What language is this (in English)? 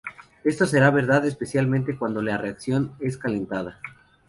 Spanish